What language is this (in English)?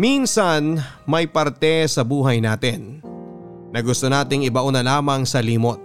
Filipino